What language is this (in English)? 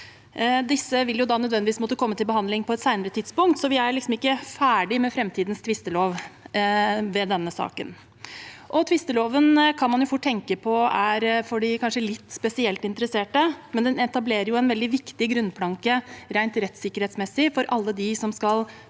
Norwegian